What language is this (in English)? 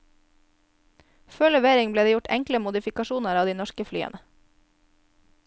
Norwegian